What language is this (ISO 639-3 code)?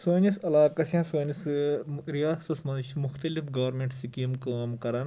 kas